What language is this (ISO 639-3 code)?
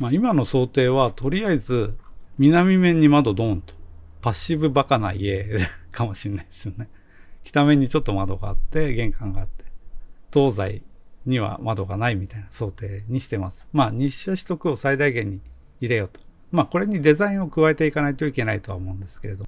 jpn